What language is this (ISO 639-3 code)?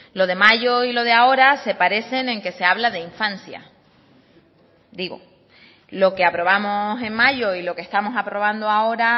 spa